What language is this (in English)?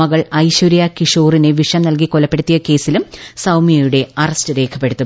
Malayalam